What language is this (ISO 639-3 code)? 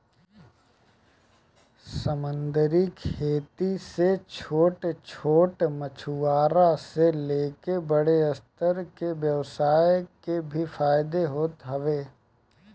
bho